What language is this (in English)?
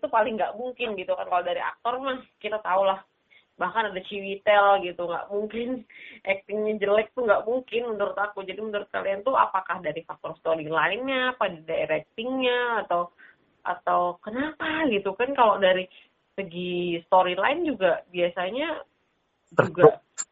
Indonesian